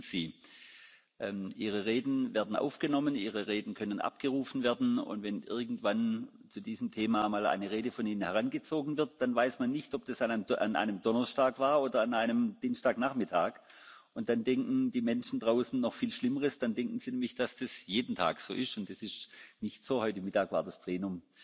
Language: German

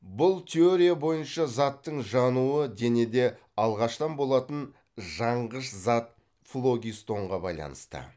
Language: Kazakh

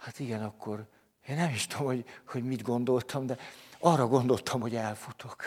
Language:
Hungarian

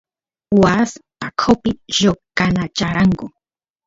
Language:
Santiago del Estero Quichua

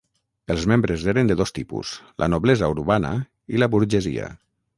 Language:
Catalan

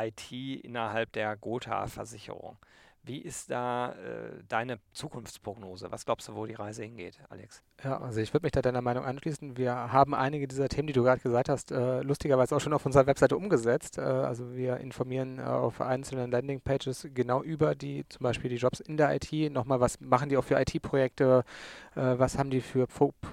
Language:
German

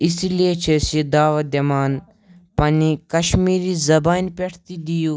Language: Kashmiri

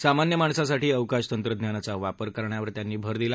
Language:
Marathi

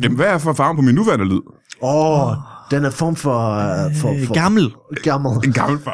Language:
Danish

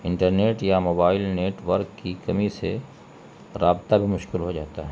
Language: Urdu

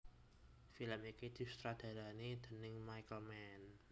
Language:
Javanese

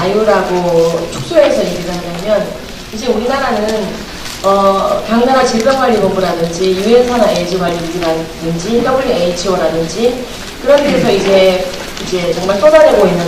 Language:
Korean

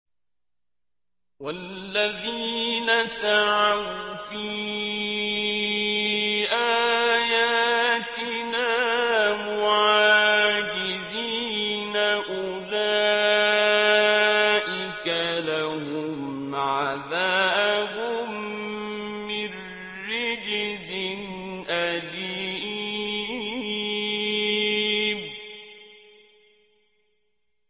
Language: Arabic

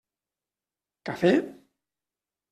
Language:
Catalan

